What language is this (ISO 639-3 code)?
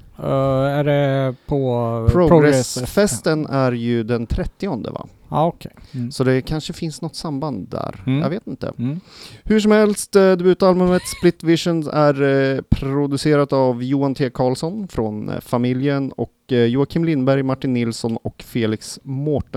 swe